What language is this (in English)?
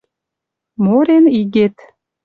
Western Mari